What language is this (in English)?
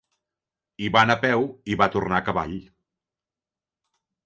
Catalan